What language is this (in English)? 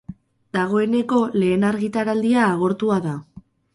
Basque